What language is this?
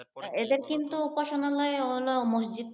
Bangla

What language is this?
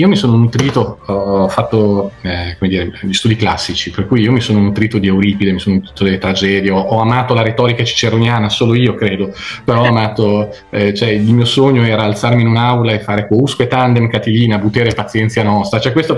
Italian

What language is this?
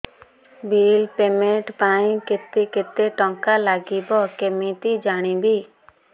Odia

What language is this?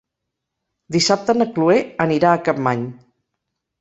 Catalan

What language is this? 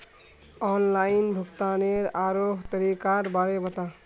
Magahi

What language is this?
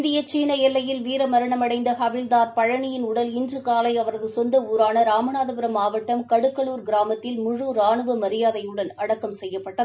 Tamil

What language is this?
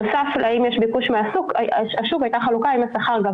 Hebrew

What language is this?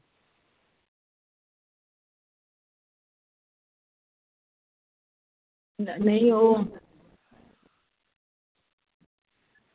Dogri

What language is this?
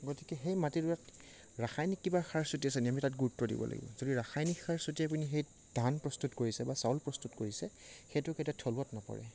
Assamese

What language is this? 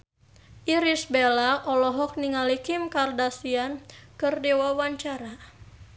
Sundanese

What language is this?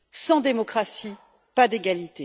French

